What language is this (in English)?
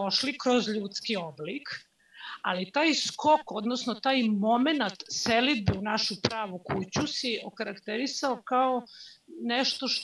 Croatian